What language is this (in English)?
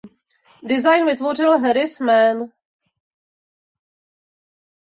Czech